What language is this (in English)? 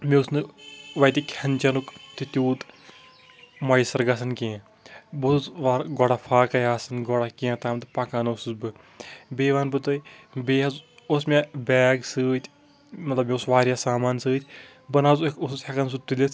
Kashmiri